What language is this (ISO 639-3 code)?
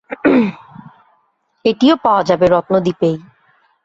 ben